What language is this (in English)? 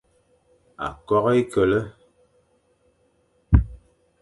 Fang